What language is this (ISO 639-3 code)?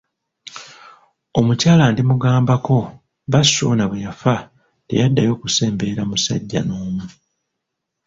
lug